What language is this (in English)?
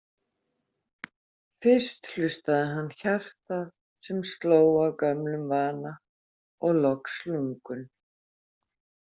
Icelandic